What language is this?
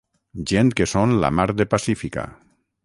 Catalan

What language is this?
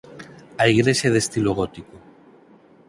Galician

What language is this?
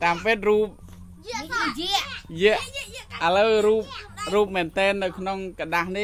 Thai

